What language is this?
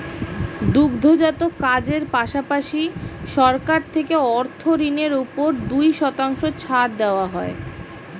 Bangla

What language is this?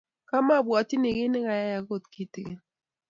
Kalenjin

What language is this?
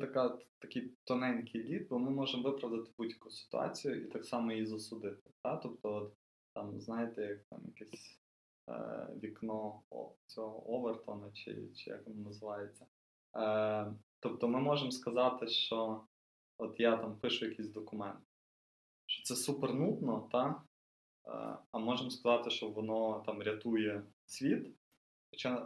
Ukrainian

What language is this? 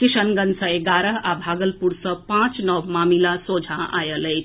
Maithili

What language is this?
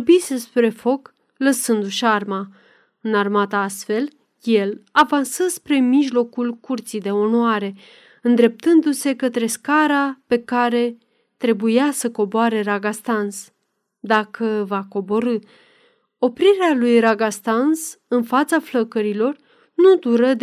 Romanian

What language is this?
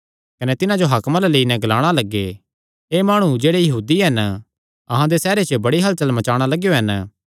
Kangri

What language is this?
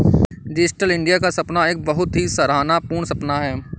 Hindi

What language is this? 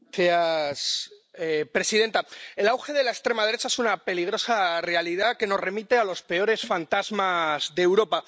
Spanish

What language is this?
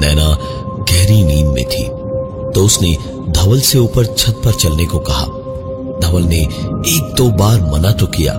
Hindi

